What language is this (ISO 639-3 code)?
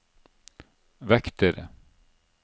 nor